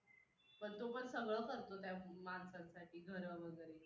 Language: Marathi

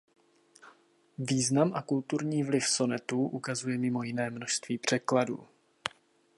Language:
Czech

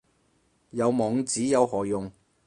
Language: Cantonese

